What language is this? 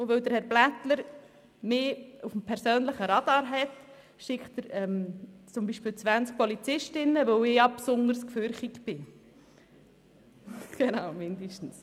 Swiss German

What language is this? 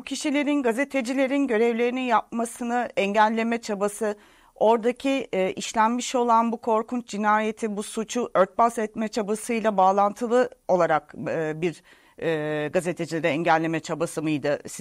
Turkish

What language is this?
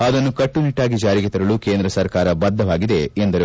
Kannada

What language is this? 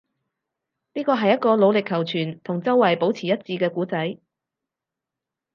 Cantonese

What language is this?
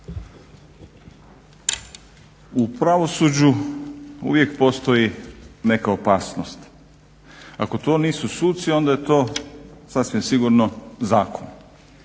Croatian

